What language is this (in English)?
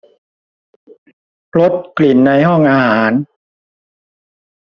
Thai